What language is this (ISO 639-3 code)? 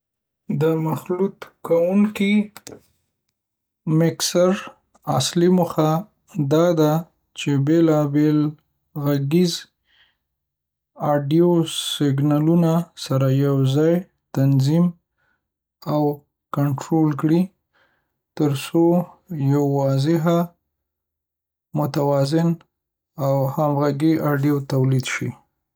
pus